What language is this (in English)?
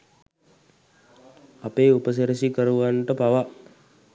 Sinhala